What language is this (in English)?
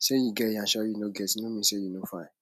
Nigerian Pidgin